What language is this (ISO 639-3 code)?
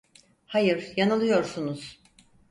tur